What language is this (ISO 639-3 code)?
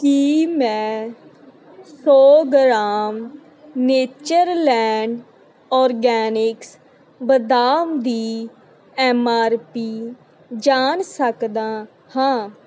pan